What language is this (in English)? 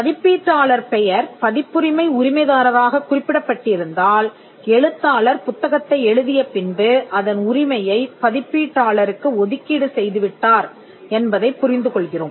Tamil